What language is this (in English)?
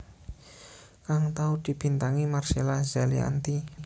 Javanese